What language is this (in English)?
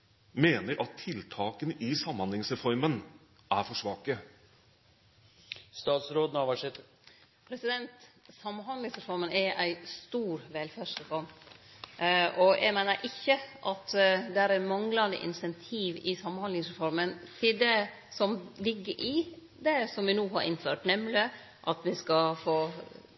Norwegian